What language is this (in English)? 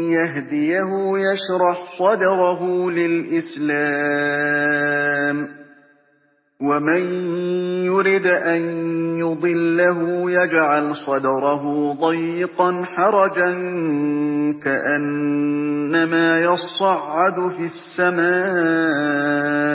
Arabic